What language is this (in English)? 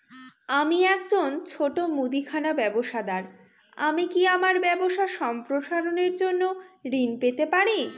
Bangla